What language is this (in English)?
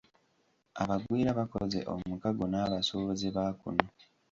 Ganda